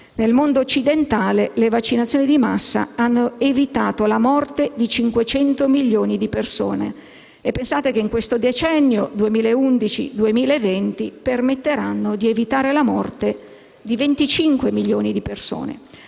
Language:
Italian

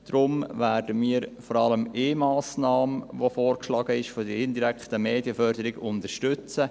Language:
Swiss German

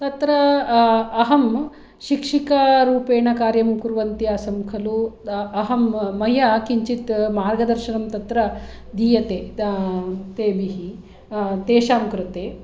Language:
Sanskrit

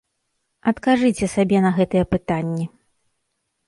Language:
Belarusian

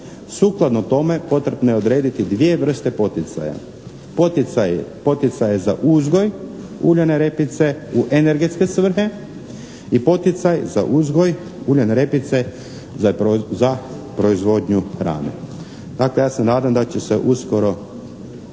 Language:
Croatian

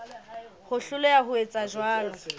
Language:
Southern Sotho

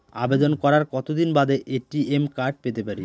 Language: Bangla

